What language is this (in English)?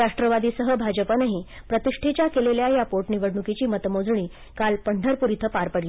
Marathi